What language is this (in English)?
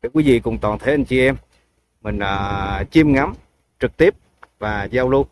Vietnamese